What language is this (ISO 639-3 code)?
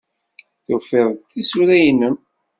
kab